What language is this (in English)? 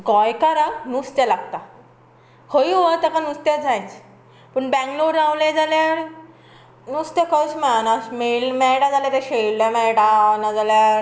Konkani